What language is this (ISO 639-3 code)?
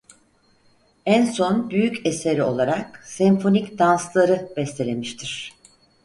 tur